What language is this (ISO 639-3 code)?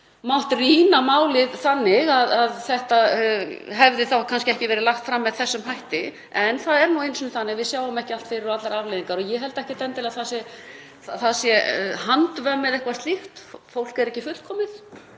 isl